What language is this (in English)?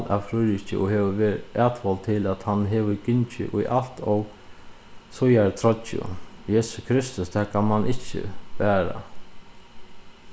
Faroese